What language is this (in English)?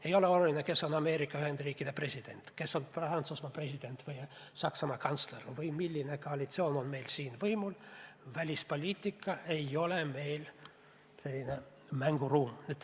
Estonian